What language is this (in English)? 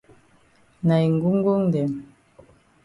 Cameroon Pidgin